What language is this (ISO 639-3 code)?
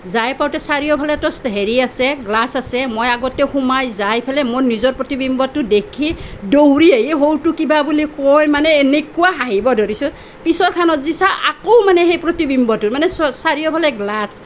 asm